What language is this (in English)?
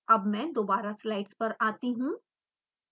Hindi